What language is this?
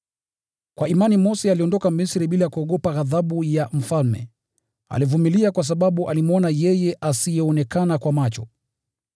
Swahili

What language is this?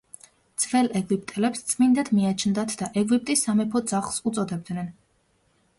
Georgian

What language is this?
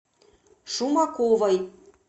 Russian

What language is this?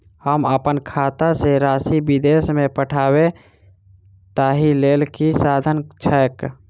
Maithili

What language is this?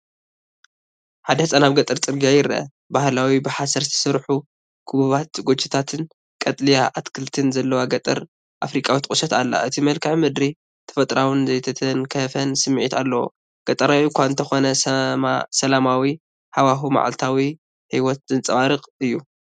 Tigrinya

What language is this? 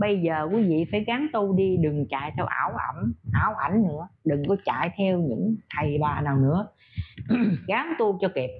Vietnamese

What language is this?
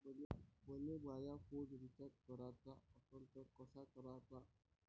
Marathi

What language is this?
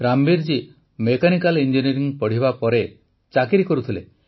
Odia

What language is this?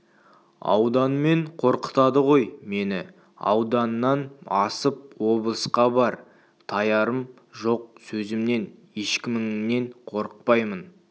Kazakh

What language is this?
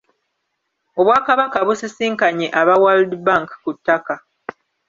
Ganda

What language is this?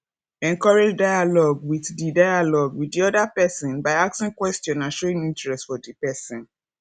Nigerian Pidgin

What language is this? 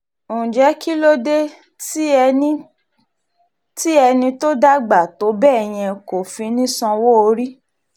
Yoruba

